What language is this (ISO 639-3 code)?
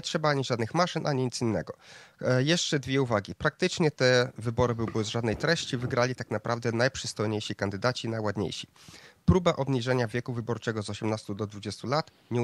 pol